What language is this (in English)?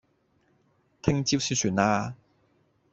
Cantonese